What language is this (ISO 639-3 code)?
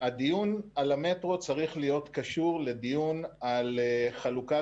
heb